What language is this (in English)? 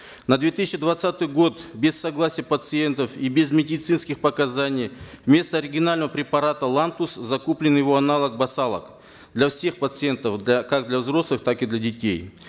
Kazakh